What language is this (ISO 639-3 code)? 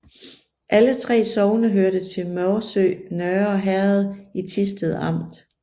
dan